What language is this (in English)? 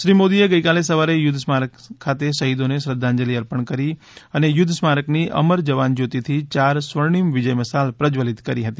Gujarati